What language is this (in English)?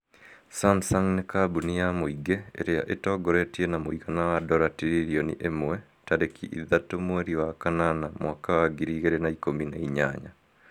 Kikuyu